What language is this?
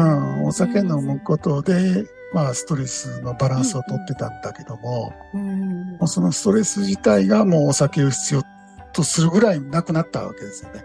Japanese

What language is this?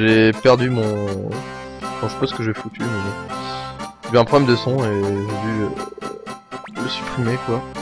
French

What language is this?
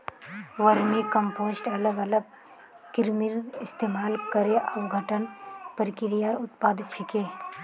Magahi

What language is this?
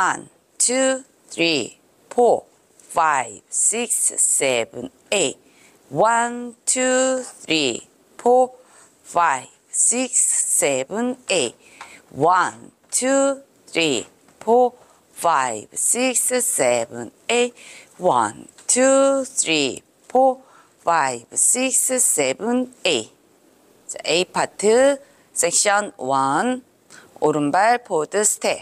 Korean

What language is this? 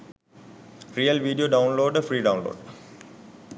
Sinhala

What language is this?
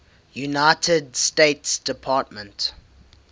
English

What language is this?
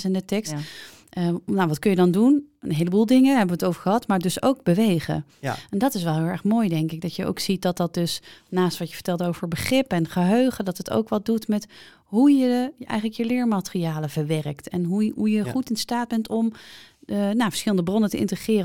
Dutch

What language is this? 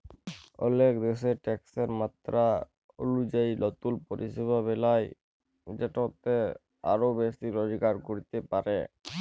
Bangla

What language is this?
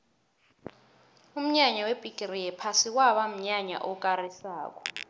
South Ndebele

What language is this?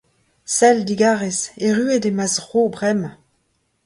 Breton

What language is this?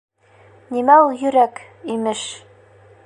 Bashkir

